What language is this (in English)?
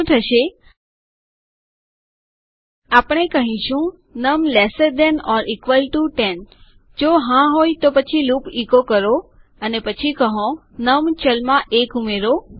Gujarati